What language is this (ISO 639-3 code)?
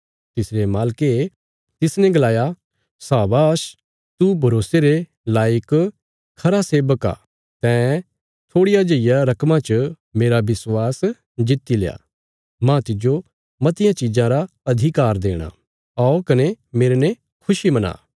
kfs